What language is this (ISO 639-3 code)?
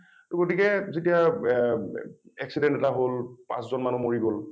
asm